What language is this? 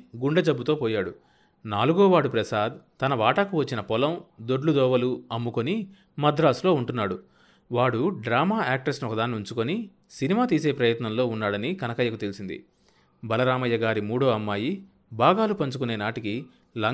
Telugu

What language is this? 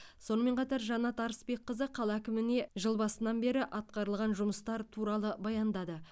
Kazakh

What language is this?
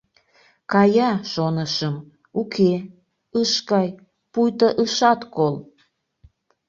Mari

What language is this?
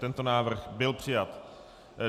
Czech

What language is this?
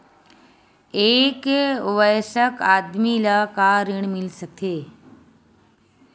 Chhattisgarhi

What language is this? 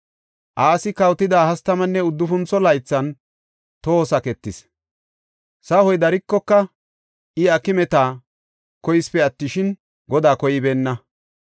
Gofa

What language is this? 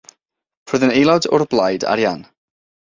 Welsh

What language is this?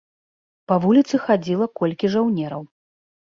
Belarusian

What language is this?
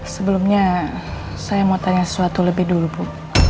Indonesian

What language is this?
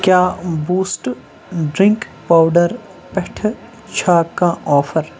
Kashmiri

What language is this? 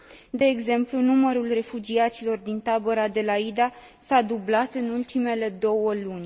Romanian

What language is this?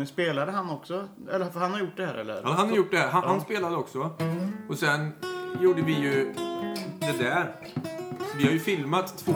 Swedish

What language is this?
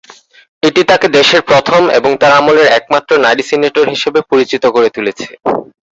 Bangla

